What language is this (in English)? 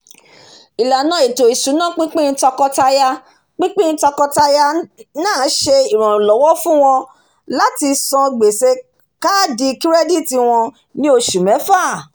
Yoruba